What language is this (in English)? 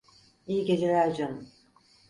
Turkish